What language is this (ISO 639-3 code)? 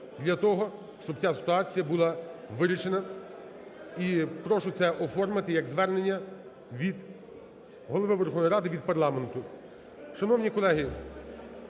ukr